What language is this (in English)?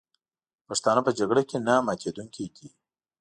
Pashto